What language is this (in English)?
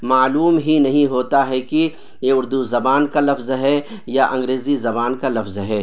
Urdu